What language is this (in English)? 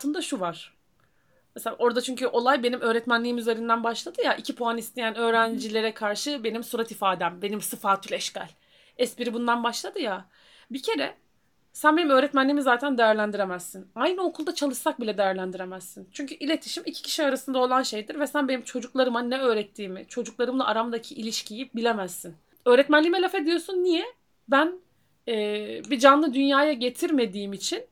Turkish